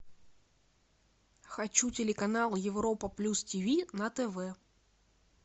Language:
Russian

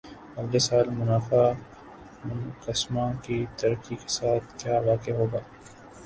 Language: Urdu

